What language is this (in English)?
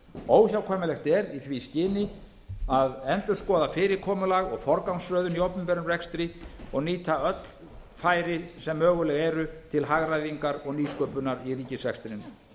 Icelandic